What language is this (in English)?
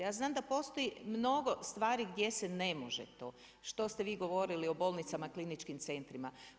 Croatian